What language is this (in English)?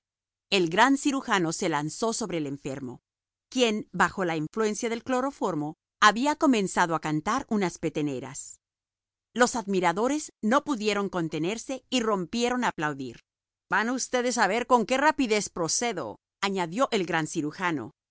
Spanish